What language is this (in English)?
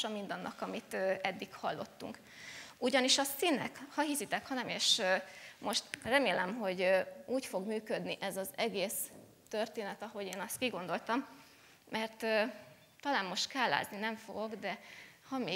Hungarian